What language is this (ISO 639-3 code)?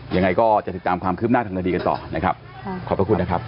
tha